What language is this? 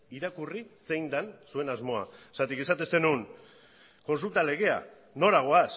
Basque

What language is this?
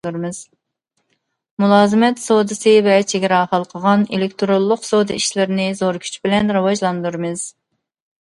Uyghur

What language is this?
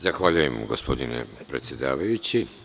Serbian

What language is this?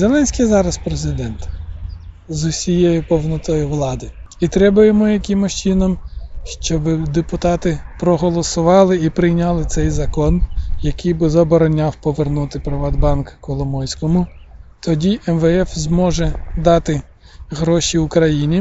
Ukrainian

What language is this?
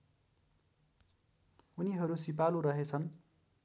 Nepali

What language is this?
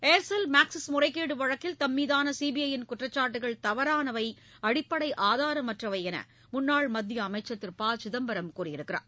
Tamil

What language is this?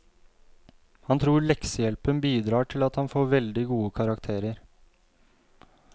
Norwegian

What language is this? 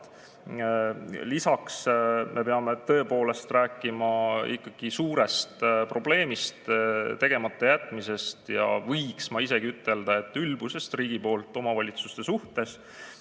Estonian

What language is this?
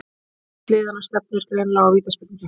Icelandic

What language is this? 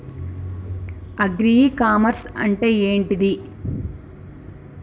Telugu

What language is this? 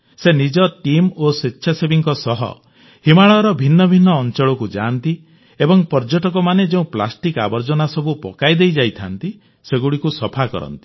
Odia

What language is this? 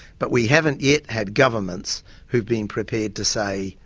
English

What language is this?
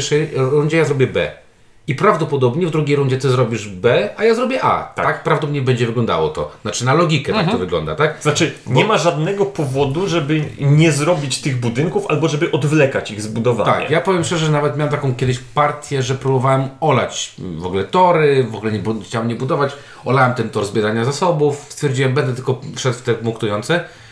Polish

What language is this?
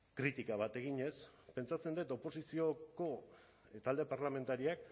Basque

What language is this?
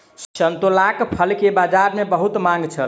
Maithili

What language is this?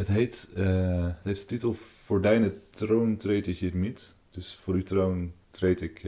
Dutch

